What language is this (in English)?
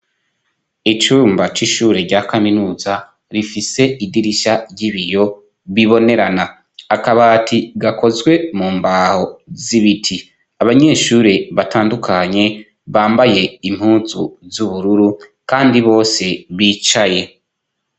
Rundi